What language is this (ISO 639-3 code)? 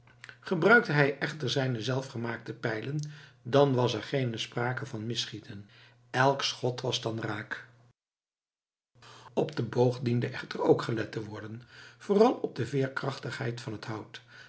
nld